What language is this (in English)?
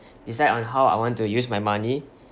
English